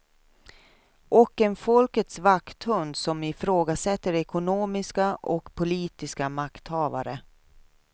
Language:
Swedish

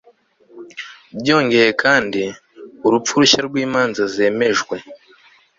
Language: Kinyarwanda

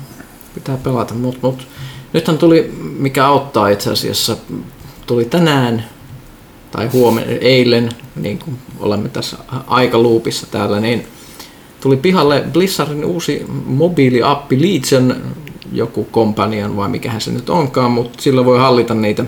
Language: Finnish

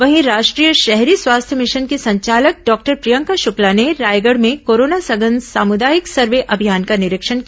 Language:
Hindi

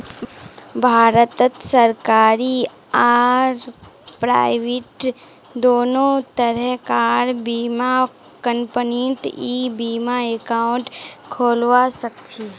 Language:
Magahi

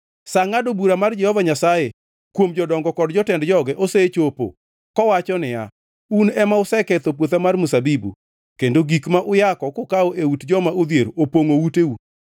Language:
Luo (Kenya and Tanzania)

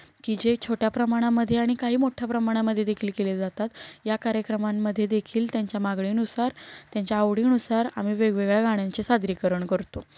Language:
Marathi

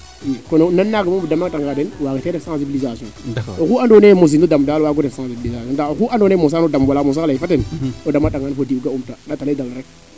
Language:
Serer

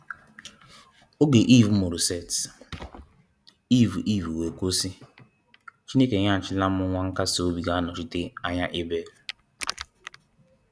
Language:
Igbo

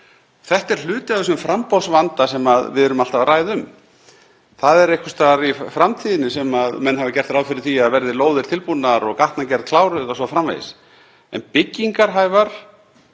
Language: Icelandic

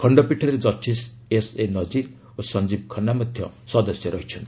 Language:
Odia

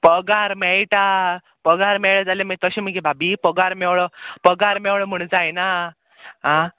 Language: Konkani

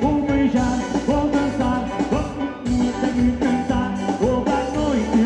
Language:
Portuguese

